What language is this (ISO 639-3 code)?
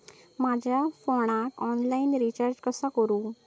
mar